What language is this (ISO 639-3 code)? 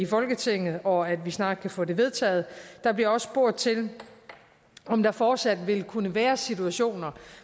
dan